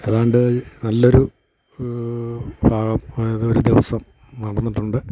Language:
Malayalam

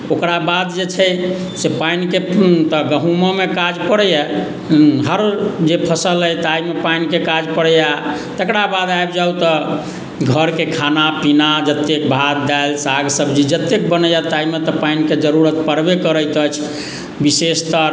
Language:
Maithili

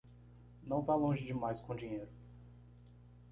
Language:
Portuguese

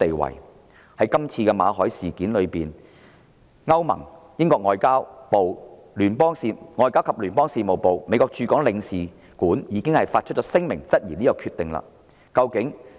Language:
Cantonese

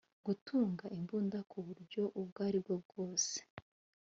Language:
Kinyarwanda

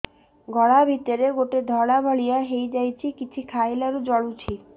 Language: Odia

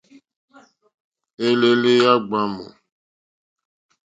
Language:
Mokpwe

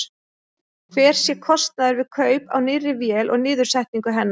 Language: Icelandic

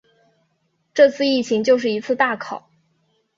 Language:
Chinese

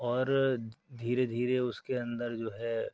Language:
Urdu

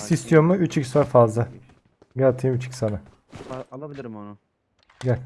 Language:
Turkish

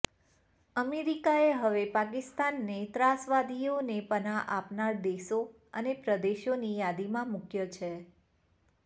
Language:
Gujarati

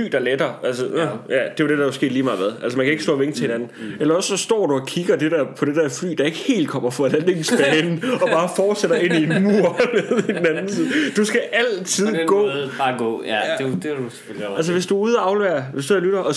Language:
Danish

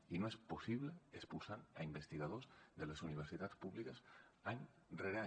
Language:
Catalan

